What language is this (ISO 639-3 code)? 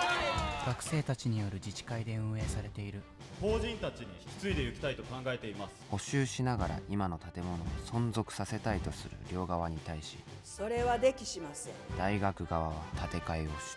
jpn